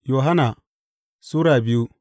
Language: Hausa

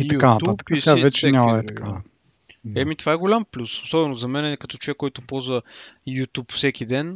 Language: Bulgarian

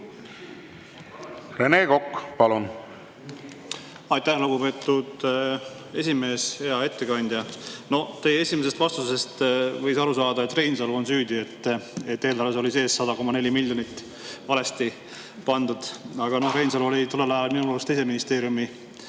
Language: Estonian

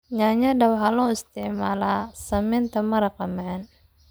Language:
Somali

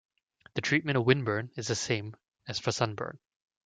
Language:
English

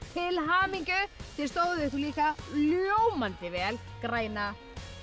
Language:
Icelandic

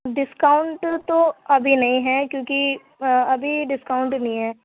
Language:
Urdu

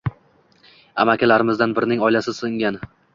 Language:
Uzbek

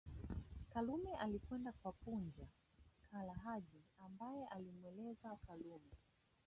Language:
Swahili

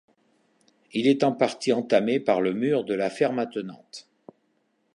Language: French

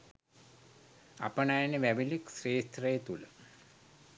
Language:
Sinhala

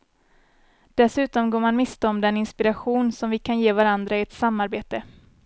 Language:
Swedish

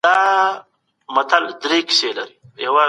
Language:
Pashto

